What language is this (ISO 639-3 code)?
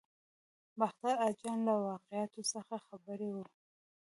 pus